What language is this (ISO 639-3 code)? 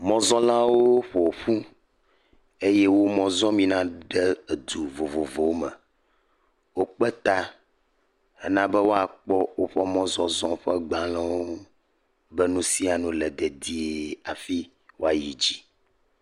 ewe